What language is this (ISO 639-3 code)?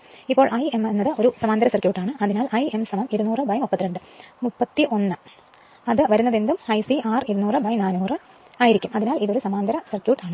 mal